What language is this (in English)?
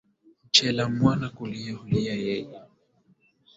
Swahili